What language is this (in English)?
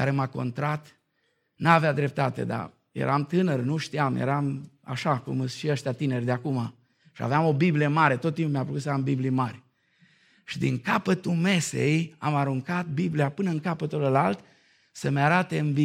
Romanian